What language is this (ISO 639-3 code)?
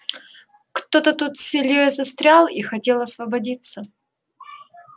rus